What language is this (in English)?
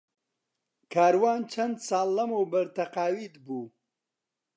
Central Kurdish